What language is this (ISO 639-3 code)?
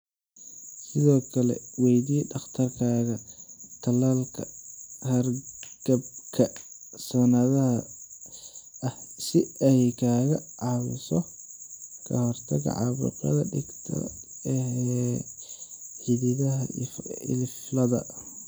som